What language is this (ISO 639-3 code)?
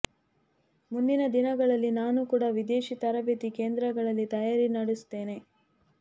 kan